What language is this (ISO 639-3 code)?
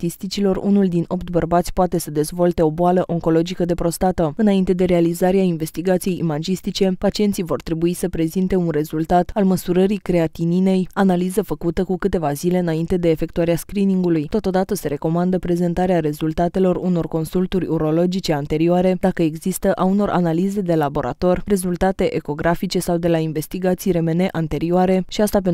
ron